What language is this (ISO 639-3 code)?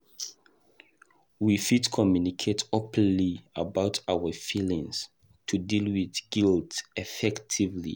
pcm